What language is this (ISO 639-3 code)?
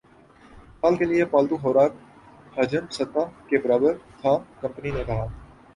urd